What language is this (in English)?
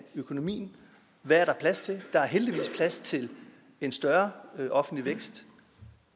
Danish